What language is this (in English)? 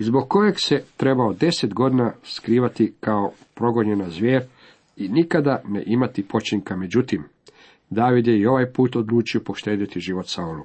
Croatian